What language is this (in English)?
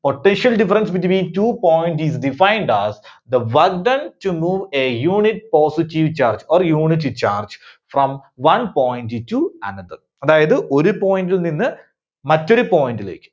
Malayalam